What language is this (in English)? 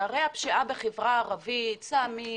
Hebrew